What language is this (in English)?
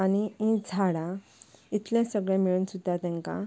Konkani